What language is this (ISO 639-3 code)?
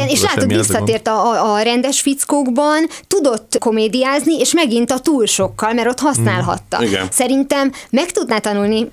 hun